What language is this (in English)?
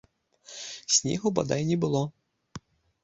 Belarusian